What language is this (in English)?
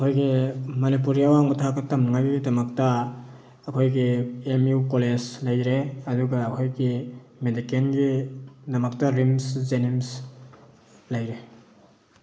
Manipuri